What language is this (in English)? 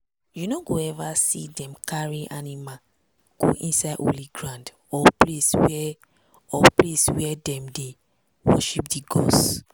Nigerian Pidgin